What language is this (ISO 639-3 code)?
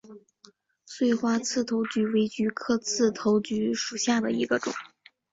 zho